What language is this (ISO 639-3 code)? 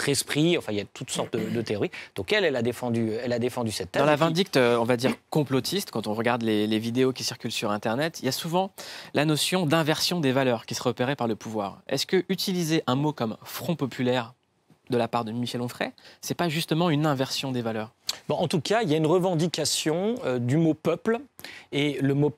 fra